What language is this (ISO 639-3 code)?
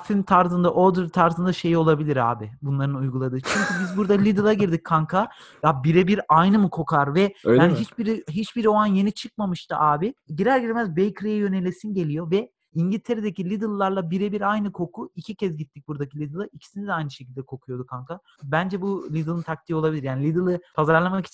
tur